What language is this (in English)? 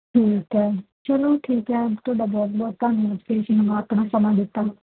Punjabi